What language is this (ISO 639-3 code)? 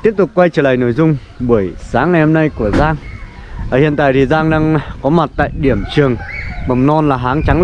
vie